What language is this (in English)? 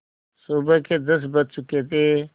Hindi